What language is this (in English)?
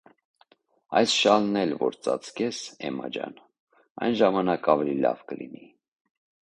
Armenian